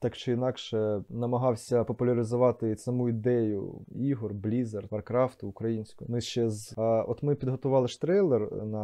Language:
Ukrainian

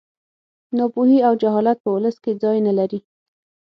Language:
Pashto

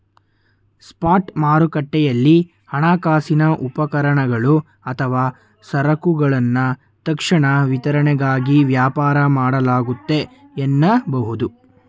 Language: Kannada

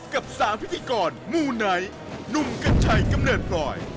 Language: Thai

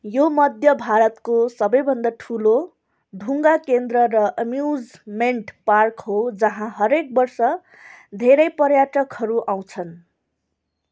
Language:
Nepali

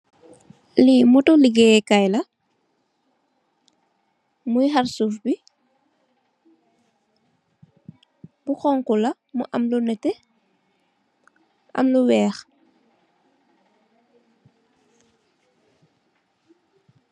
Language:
Wolof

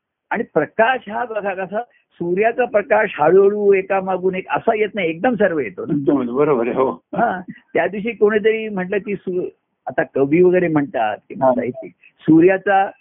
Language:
Marathi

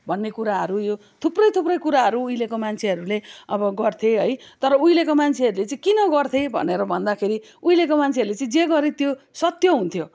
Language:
Nepali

